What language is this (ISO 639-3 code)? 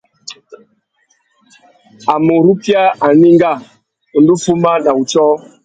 bag